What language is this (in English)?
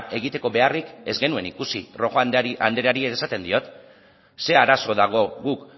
Basque